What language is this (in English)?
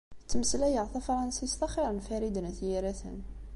Kabyle